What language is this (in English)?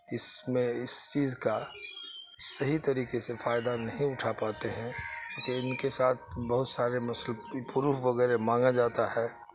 Urdu